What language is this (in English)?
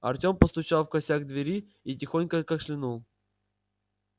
Russian